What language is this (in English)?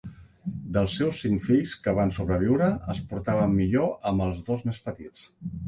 Catalan